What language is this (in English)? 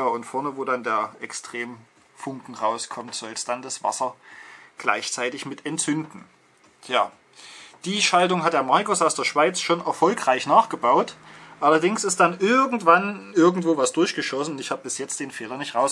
German